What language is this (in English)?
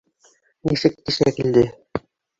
Bashkir